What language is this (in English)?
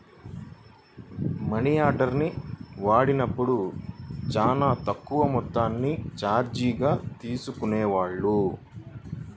Telugu